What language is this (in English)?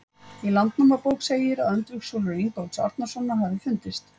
Icelandic